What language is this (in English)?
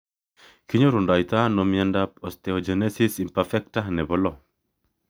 Kalenjin